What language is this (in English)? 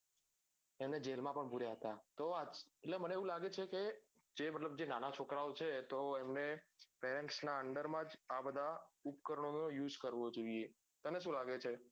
Gujarati